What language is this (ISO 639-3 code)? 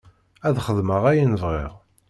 kab